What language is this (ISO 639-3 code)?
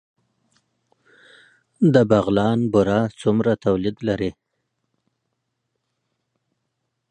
pus